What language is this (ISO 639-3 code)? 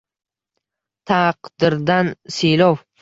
uzb